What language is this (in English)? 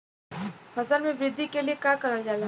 Bhojpuri